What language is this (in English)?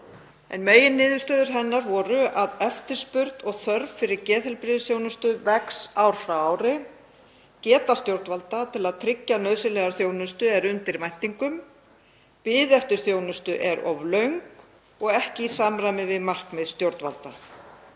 Icelandic